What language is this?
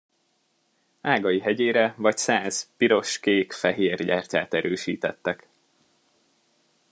Hungarian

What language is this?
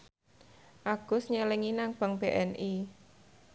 Javanese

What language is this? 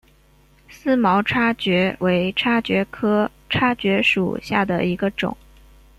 Chinese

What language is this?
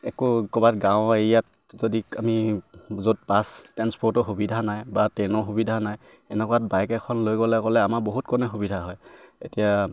Assamese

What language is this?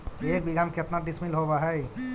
Magahi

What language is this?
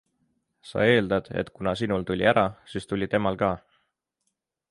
Estonian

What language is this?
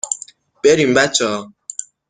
Persian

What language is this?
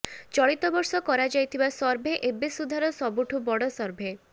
Odia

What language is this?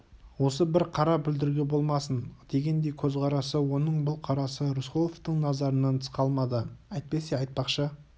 Kazakh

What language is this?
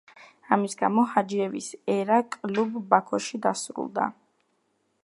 Georgian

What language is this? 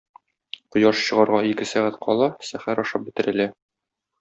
Tatar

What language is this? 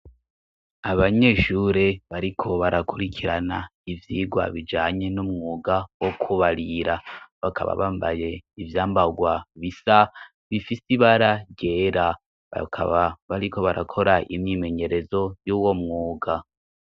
Rundi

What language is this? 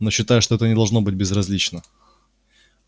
Russian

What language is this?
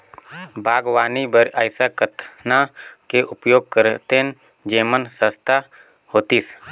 Chhattisgarhi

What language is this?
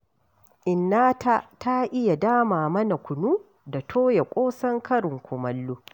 Hausa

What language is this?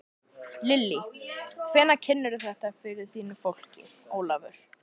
Icelandic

